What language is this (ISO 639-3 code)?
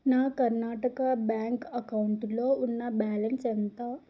tel